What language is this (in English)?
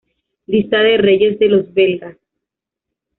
Spanish